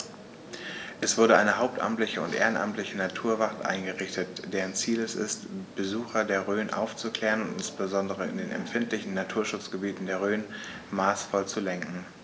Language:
German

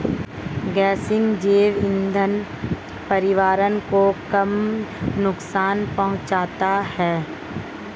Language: Hindi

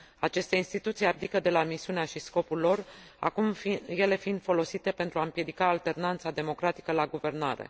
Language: Romanian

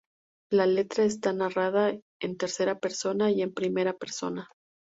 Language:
Spanish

